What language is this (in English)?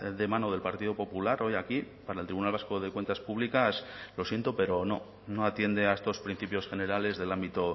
Spanish